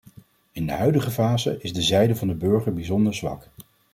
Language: Dutch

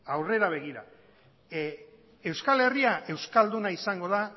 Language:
Basque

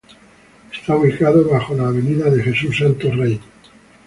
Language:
Spanish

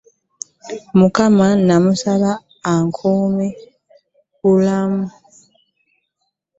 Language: Ganda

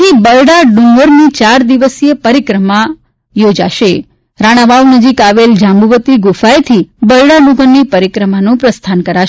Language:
Gujarati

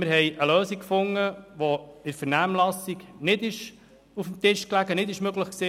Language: Swiss German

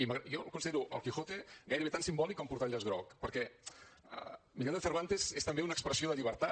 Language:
Catalan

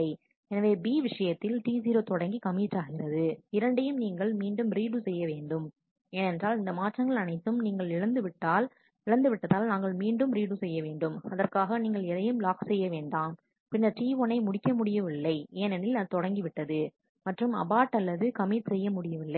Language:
Tamil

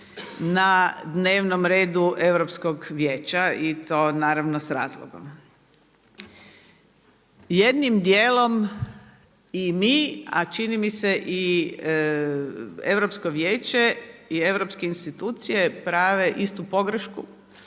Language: Croatian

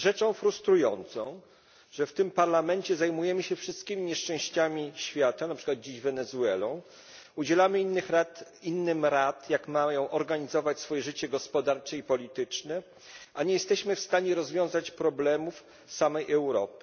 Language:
Polish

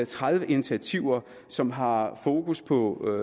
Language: Danish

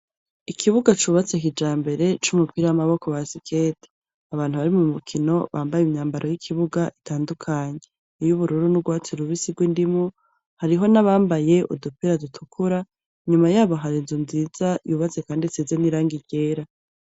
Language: Rundi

